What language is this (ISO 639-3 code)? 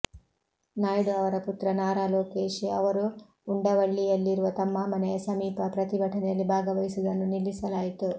kan